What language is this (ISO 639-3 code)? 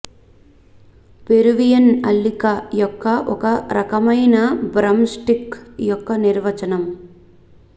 tel